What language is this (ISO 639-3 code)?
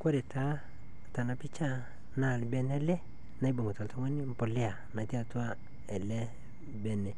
mas